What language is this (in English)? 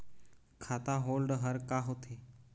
Chhattisgarhi